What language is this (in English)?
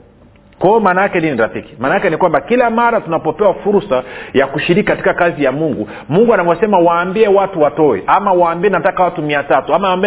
Swahili